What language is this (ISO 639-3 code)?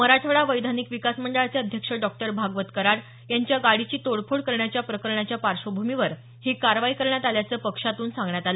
mar